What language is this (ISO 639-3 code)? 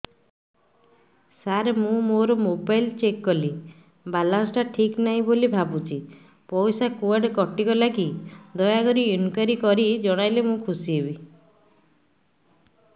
ori